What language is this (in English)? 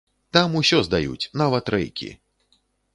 Belarusian